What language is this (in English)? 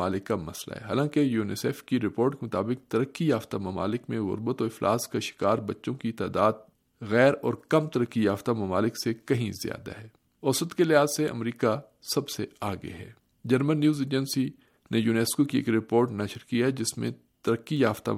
Urdu